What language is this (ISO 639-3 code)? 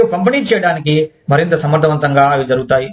tel